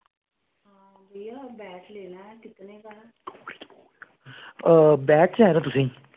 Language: Dogri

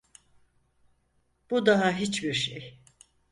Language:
Turkish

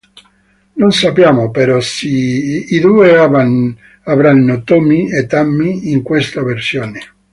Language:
Italian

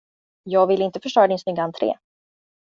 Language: Swedish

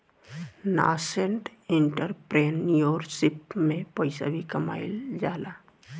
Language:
Bhojpuri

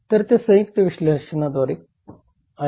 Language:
Marathi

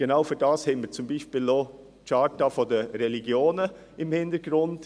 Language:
Swiss German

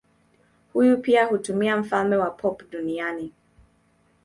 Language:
Swahili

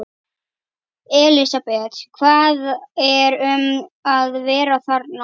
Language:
Icelandic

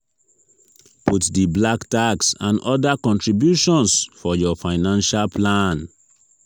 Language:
Nigerian Pidgin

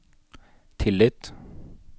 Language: Norwegian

